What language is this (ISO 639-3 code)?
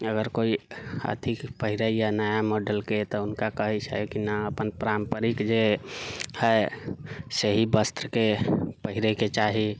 mai